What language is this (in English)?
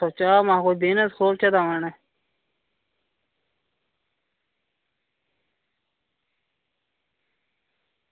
Dogri